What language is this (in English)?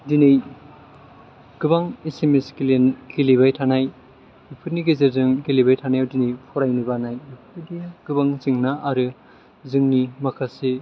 Bodo